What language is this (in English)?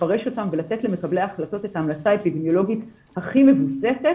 Hebrew